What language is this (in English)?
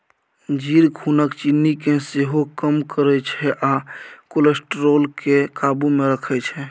Maithili